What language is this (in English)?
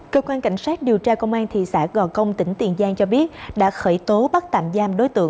Vietnamese